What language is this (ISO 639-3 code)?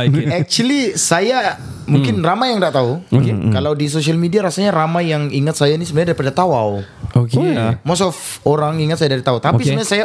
msa